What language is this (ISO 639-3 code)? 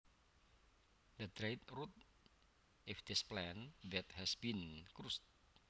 jav